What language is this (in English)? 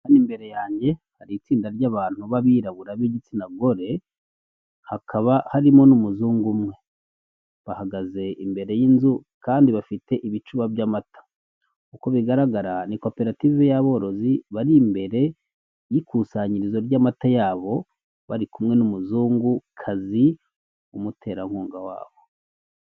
Kinyarwanda